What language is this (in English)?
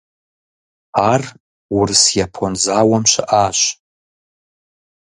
Kabardian